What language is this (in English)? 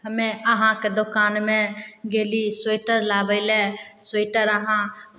Maithili